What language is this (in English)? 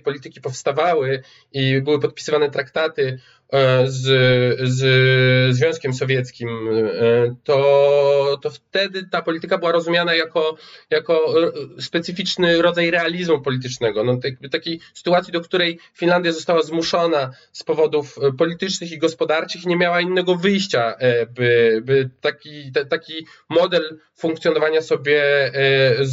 Polish